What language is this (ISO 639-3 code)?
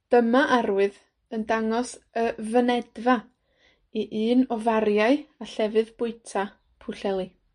cym